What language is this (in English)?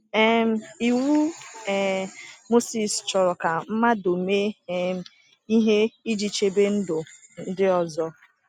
Igbo